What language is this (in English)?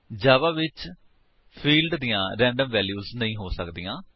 Punjabi